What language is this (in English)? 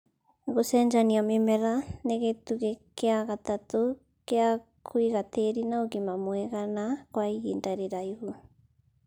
Kikuyu